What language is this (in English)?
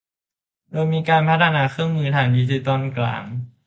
Thai